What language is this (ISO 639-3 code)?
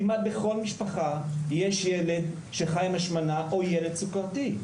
heb